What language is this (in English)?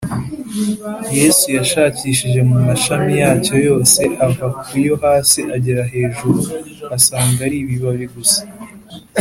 Kinyarwanda